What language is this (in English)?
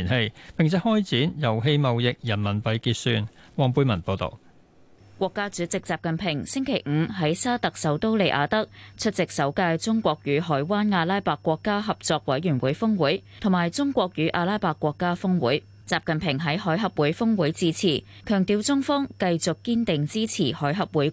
Chinese